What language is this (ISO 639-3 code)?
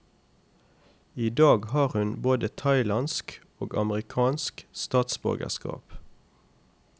nor